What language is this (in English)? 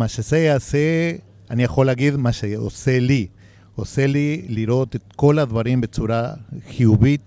Hebrew